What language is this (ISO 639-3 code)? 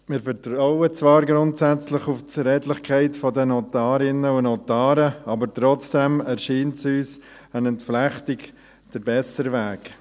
gsw